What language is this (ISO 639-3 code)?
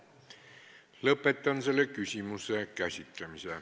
est